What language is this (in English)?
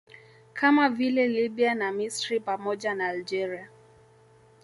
Swahili